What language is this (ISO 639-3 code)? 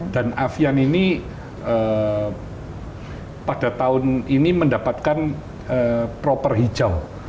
ind